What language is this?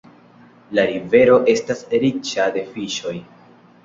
Esperanto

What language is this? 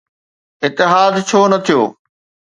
Sindhi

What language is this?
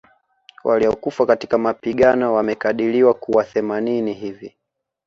Swahili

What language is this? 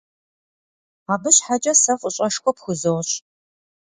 Kabardian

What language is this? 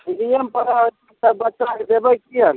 Maithili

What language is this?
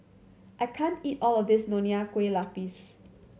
English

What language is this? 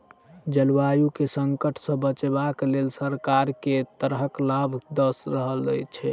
Maithili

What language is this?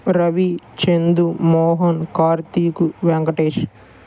Telugu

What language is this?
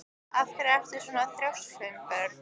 Icelandic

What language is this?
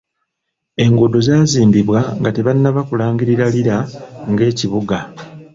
Ganda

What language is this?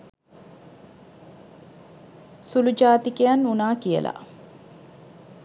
Sinhala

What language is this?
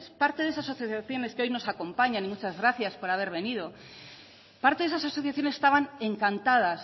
Spanish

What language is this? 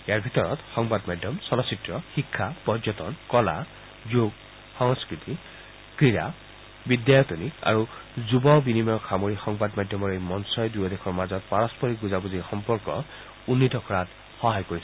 Assamese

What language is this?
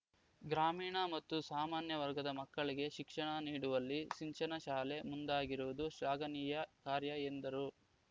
Kannada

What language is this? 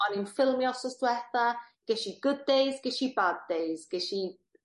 Welsh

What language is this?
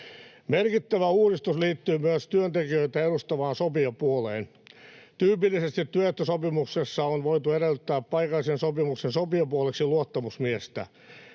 Finnish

